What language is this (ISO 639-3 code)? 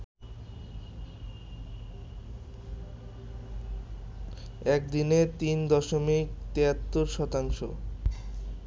ben